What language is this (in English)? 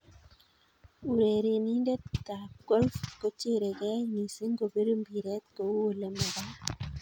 Kalenjin